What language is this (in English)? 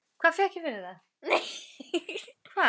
Icelandic